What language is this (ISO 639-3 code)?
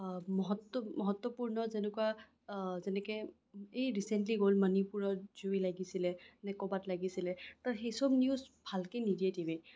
asm